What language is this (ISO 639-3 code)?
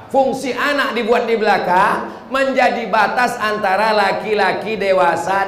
ind